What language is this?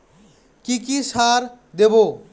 Bangla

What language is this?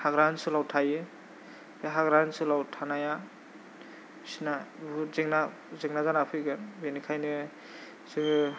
Bodo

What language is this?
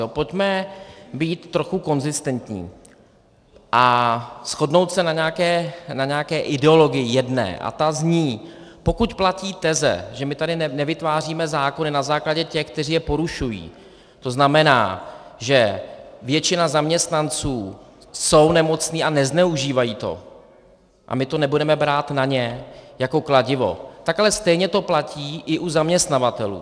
Czech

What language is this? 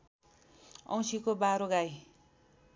Nepali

